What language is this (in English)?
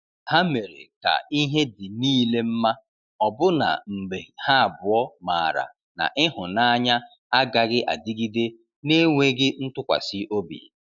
Igbo